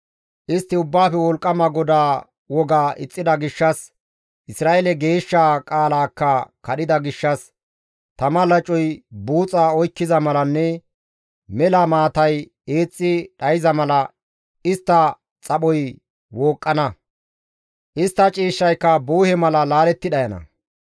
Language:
Gamo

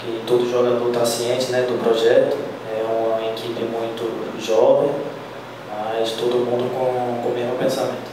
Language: Portuguese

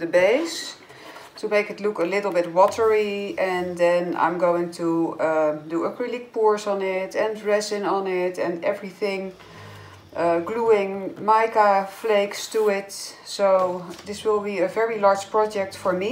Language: Dutch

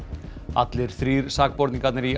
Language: Icelandic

